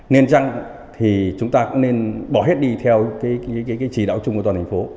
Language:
Vietnamese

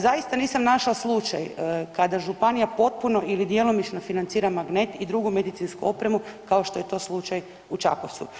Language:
Croatian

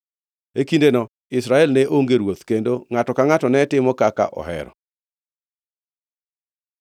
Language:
Luo (Kenya and Tanzania)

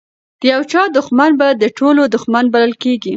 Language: Pashto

